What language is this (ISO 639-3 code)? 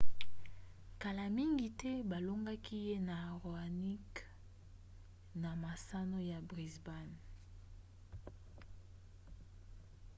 lin